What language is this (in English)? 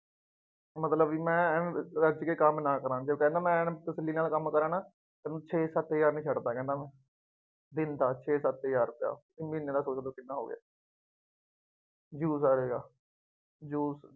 Punjabi